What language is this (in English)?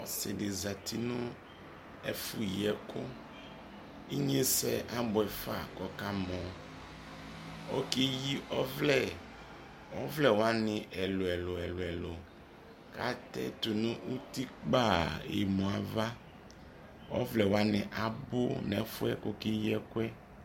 Ikposo